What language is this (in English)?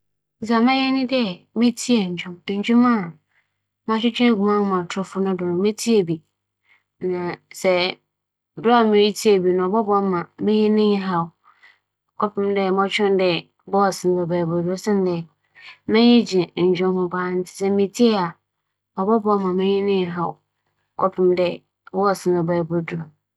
Akan